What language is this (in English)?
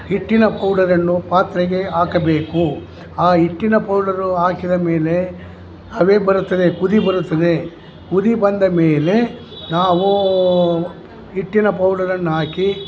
Kannada